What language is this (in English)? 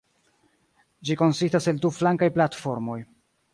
Esperanto